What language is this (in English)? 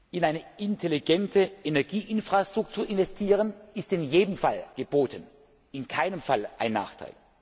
German